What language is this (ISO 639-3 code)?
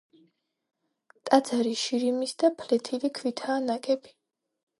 kat